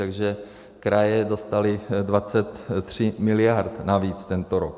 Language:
Czech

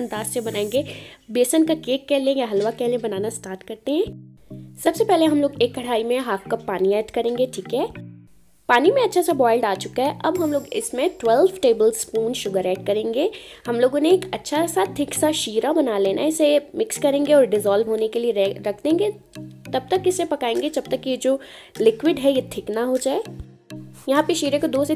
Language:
Hindi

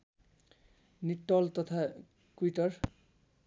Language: Nepali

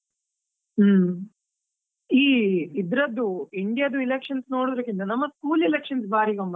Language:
Kannada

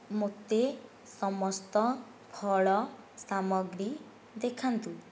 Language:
Odia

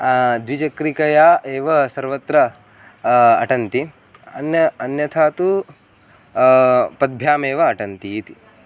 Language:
Sanskrit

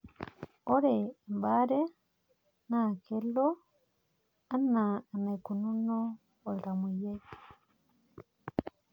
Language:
Masai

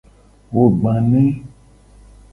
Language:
Gen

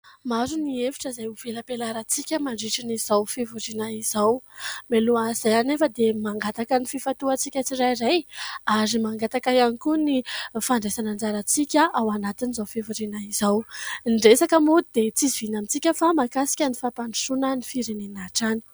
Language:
Malagasy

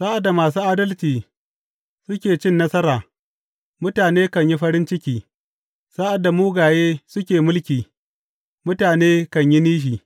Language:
Hausa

